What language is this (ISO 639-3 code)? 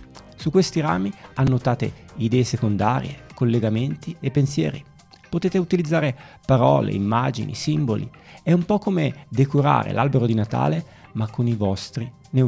ita